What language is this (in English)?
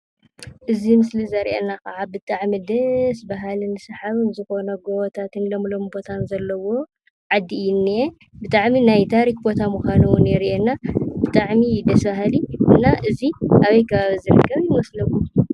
Tigrinya